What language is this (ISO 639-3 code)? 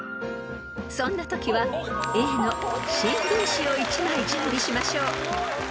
jpn